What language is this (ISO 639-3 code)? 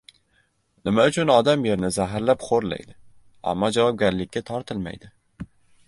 uzb